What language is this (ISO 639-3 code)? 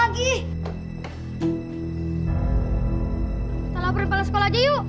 ind